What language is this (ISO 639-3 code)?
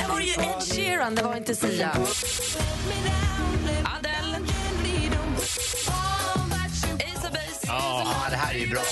swe